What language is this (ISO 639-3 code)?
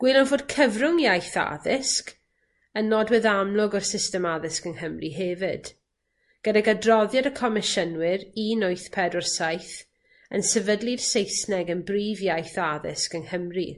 cym